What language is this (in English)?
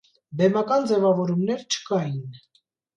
Armenian